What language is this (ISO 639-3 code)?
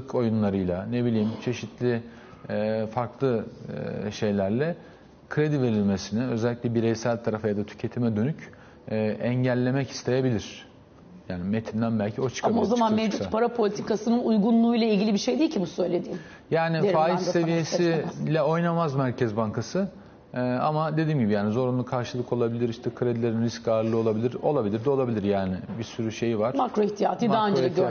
tur